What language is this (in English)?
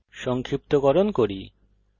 Bangla